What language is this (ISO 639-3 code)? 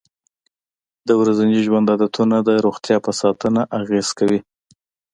pus